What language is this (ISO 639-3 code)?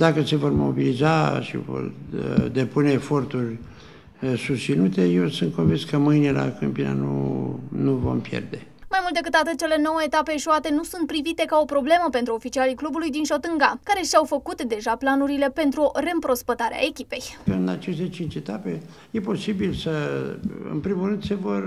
ron